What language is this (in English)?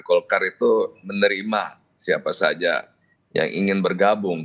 Indonesian